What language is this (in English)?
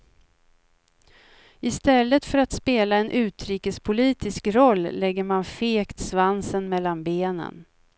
Swedish